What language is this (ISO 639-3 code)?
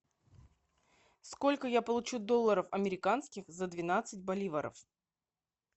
rus